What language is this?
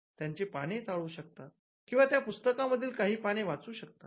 Marathi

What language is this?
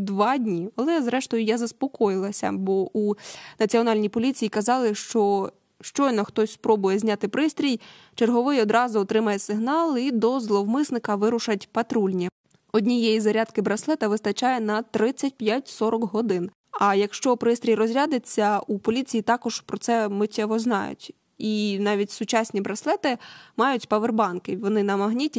Ukrainian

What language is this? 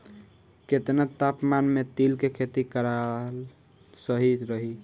Bhojpuri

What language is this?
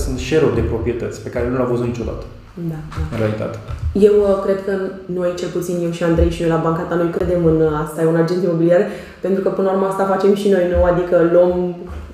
Romanian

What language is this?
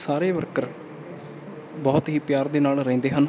Punjabi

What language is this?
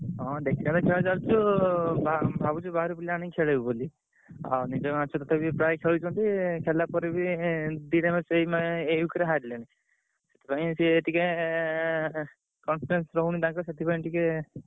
Odia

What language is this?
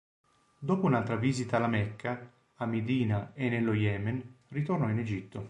Italian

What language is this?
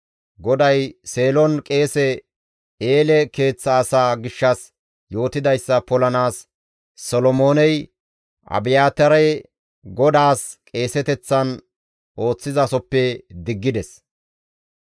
Gamo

